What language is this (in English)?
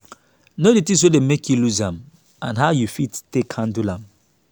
Nigerian Pidgin